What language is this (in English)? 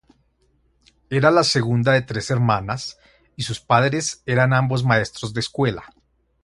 Spanish